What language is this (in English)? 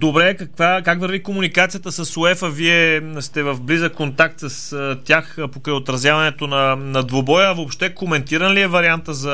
Bulgarian